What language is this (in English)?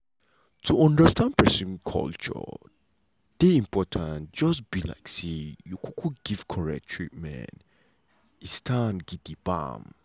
Nigerian Pidgin